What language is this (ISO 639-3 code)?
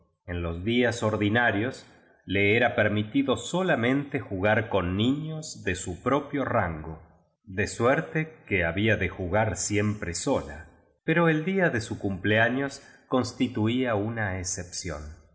spa